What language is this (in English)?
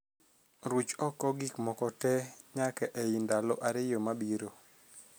Luo (Kenya and Tanzania)